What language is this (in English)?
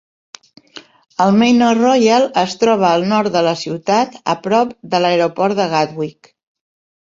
Catalan